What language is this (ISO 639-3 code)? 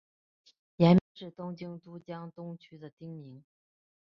zho